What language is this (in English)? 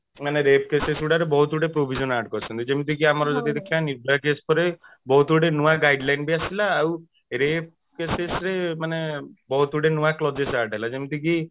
Odia